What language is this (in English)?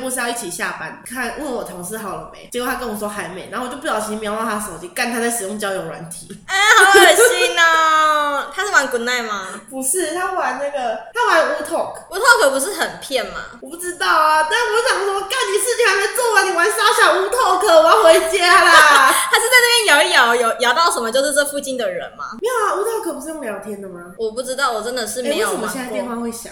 Chinese